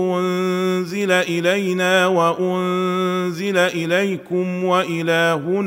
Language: Arabic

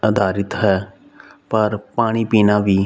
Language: Punjabi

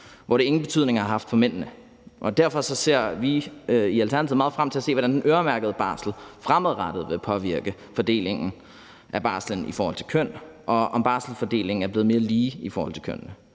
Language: Danish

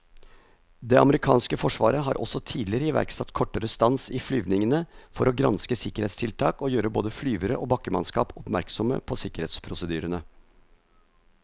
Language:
Norwegian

